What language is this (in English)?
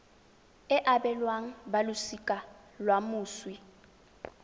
Tswana